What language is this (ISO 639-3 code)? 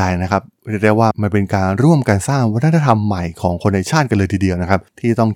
tha